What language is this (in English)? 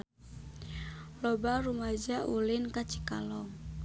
Sundanese